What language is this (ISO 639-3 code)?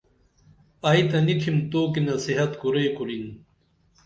dml